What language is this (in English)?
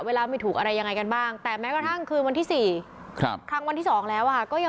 Thai